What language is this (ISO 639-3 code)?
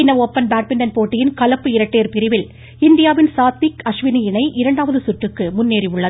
tam